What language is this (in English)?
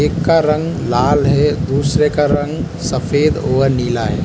Hindi